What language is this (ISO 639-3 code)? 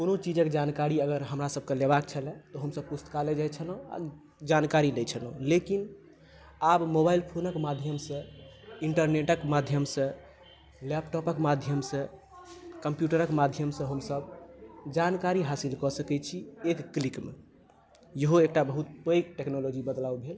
mai